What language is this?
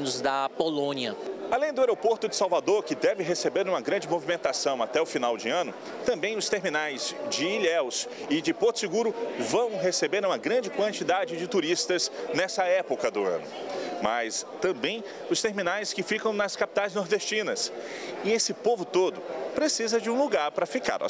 Portuguese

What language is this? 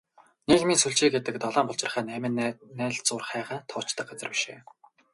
Mongolian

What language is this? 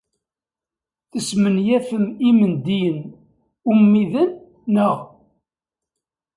Kabyle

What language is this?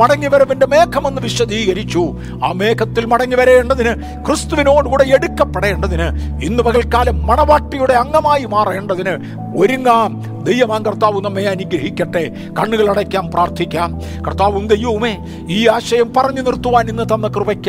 Malayalam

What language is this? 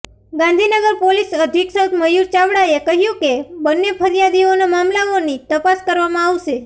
Gujarati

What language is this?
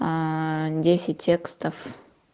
Russian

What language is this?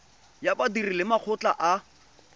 Tswana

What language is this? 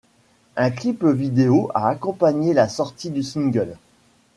French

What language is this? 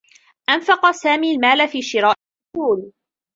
Arabic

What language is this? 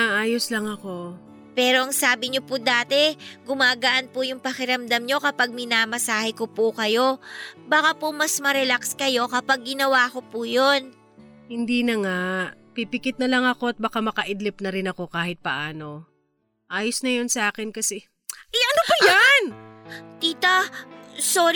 Filipino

